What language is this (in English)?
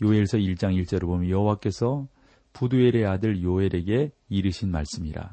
Korean